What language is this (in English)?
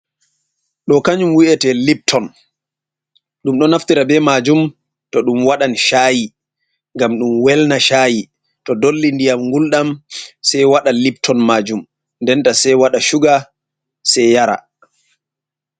Fula